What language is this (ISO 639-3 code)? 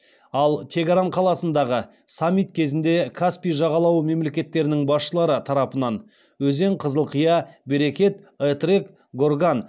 kaz